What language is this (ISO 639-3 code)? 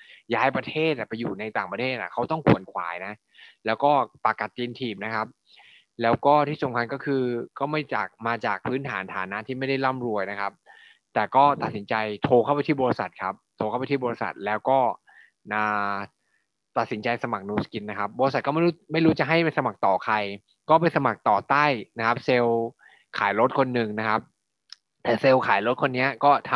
tha